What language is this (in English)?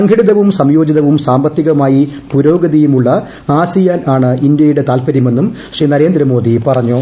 Malayalam